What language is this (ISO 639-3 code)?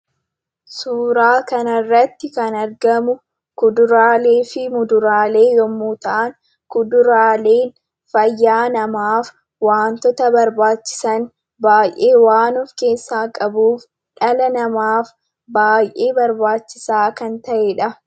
orm